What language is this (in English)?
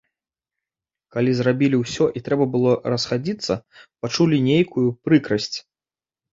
Belarusian